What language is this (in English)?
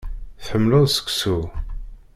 Kabyle